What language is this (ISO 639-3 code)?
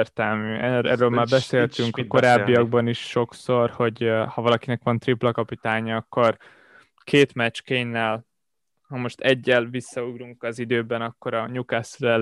hun